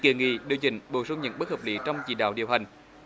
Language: Vietnamese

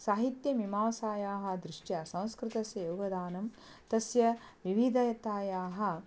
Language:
Sanskrit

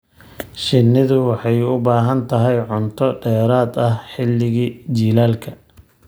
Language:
Somali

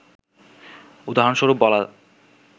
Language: Bangla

